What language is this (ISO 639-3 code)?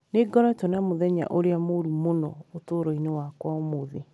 kik